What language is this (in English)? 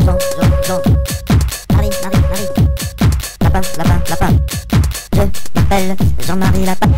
Thai